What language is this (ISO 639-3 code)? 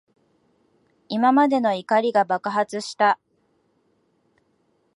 jpn